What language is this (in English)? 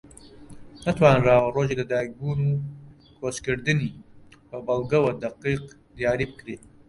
Central Kurdish